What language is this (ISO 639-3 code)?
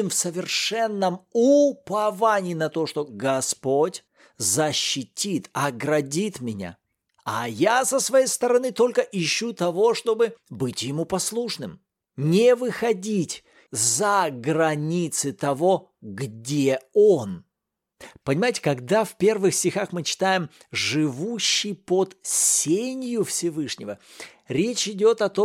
rus